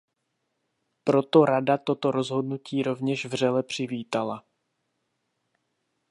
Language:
Czech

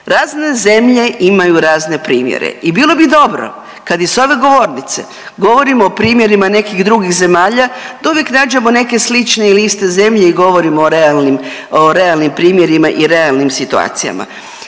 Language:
Croatian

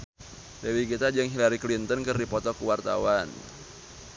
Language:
Sundanese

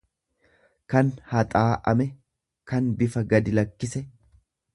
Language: Oromo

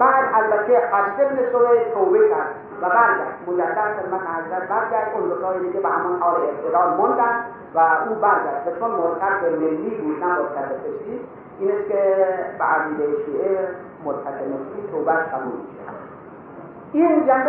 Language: Persian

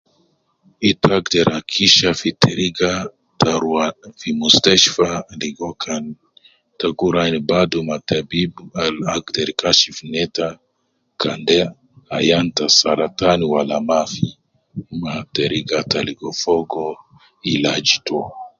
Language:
Nubi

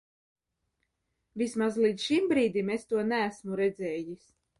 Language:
Latvian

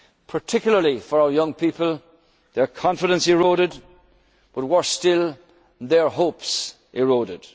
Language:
English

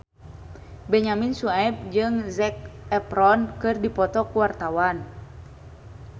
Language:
Sundanese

